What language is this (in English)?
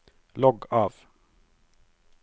Norwegian